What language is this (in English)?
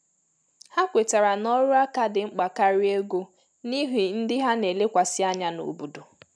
Igbo